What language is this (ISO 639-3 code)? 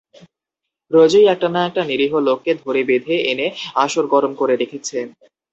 ben